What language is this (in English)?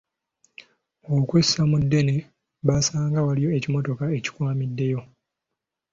Ganda